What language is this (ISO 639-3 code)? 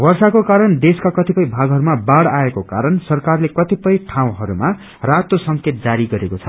nep